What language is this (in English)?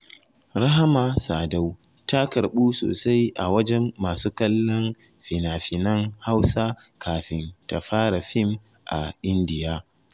Hausa